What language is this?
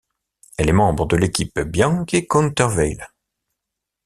French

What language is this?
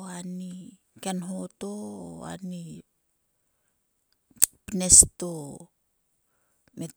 Sulka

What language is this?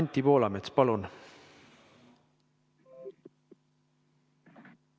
Estonian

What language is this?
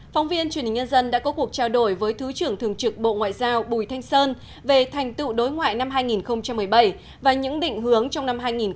Vietnamese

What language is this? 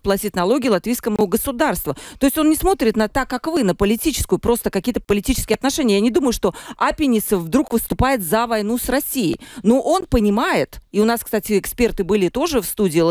Russian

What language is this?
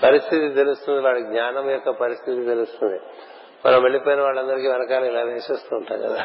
Telugu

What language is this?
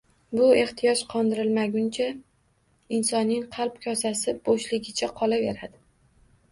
Uzbek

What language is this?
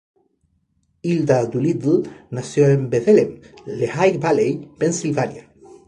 Spanish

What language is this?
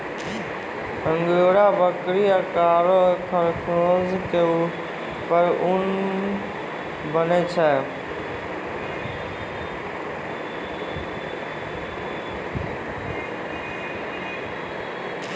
Maithili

